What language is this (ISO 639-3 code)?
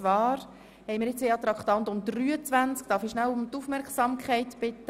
gsw